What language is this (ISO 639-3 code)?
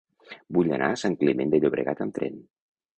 cat